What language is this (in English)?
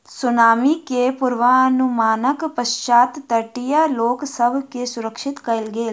Maithili